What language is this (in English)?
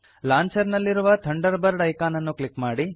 Kannada